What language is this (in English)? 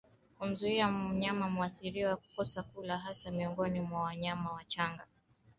Swahili